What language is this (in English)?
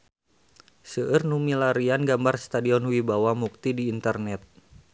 Sundanese